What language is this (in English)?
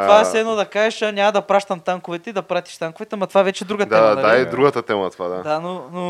Bulgarian